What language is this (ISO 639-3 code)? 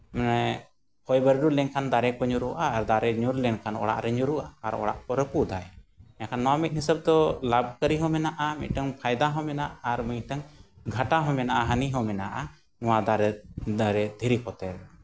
sat